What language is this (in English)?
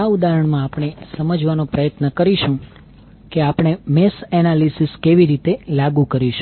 Gujarati